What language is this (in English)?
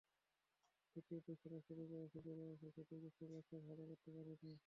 Bangla